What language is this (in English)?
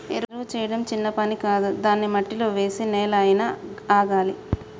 Telugu